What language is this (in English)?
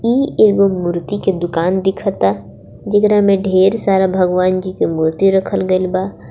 Bhojpuri